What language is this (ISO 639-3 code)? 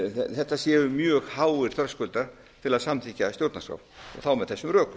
isl